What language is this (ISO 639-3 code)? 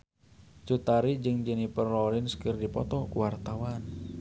sun